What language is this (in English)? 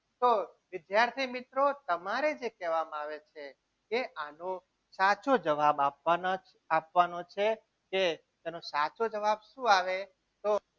Gujarati